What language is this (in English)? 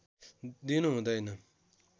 Nepali